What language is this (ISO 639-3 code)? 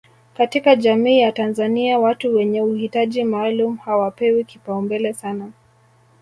swa